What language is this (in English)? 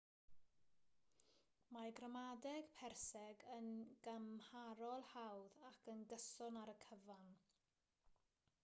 Welsh